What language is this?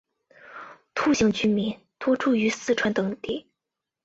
Chinese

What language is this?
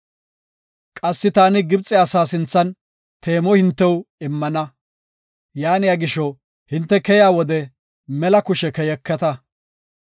Gofa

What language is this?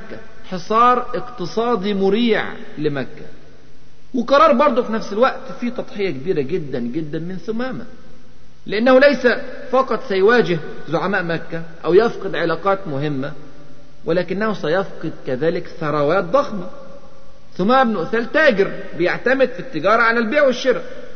Arabic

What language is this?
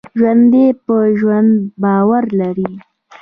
Pashto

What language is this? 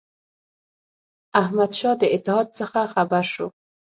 Pashto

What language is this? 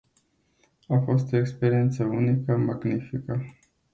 Romanian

